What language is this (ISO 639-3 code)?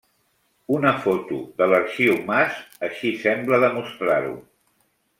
cat